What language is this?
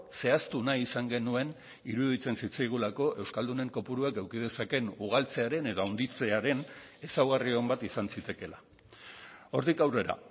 Basque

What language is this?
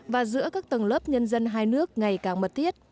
Vietnamese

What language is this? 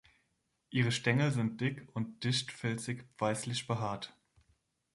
German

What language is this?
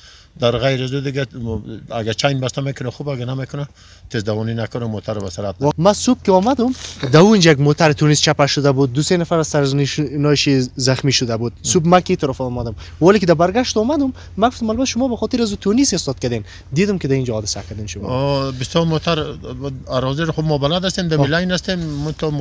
Romanian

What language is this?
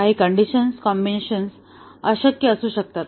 Marathi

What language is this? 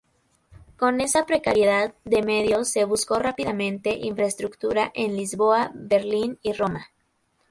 Spanish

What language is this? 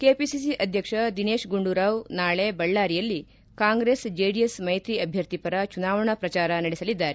Kannada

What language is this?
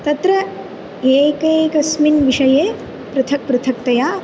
Sanskrit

